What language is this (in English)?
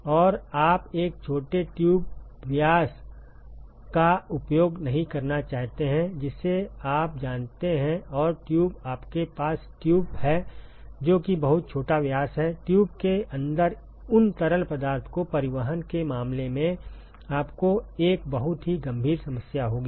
Hindi